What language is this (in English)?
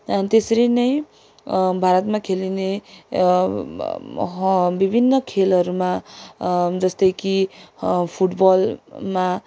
Nepali